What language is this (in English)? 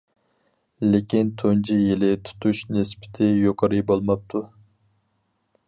Uyghur